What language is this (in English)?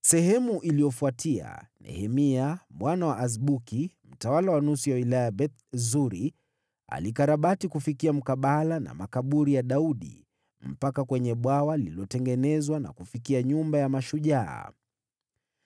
Swahili